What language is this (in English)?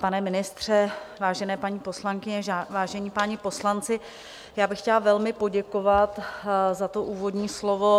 Czech